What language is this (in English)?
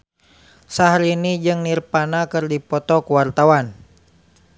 Sundanese